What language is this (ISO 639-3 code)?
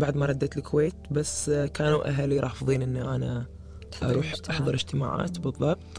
ara